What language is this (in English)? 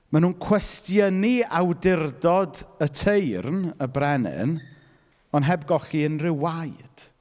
Welsh